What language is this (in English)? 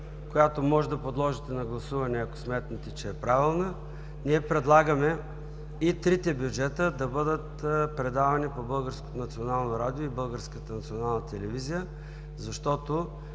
Bulgarian